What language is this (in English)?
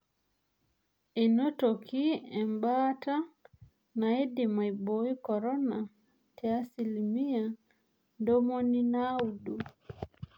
Masai